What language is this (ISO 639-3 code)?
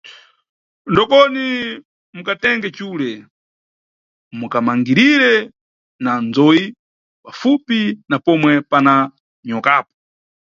nyu